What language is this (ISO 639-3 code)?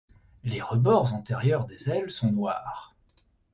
fra